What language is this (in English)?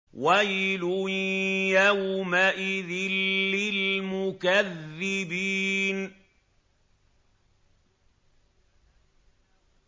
Arabic